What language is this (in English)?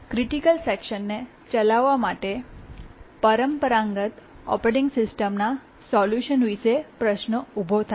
Gujarati